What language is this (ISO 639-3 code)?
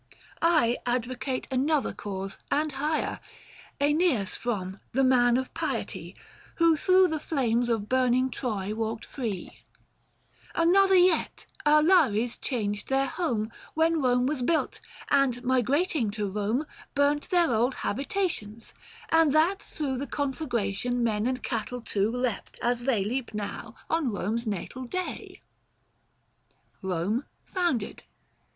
eng